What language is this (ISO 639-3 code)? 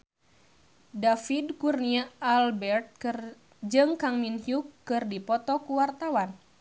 sun